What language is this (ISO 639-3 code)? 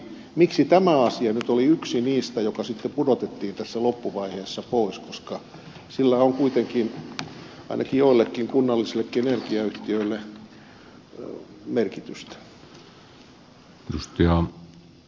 fin